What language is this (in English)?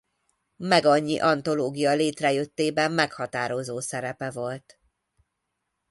Hungarian